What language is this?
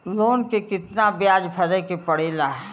Bhojpuri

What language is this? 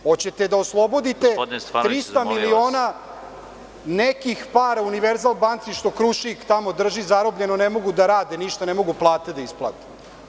Serbian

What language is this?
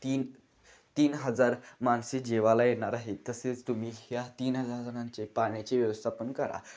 Marathi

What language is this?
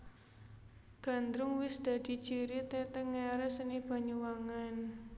Javanese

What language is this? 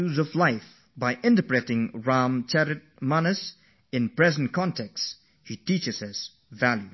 English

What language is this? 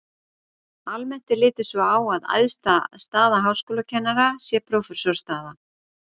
Icelandic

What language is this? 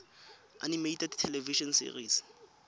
Tswana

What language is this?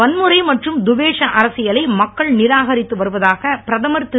Tamil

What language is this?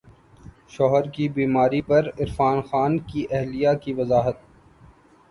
Urdu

